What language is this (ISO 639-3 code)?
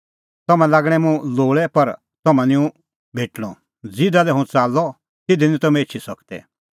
kfx